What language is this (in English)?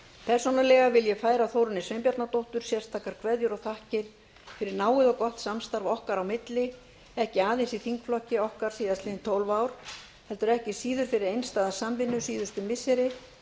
Icelandic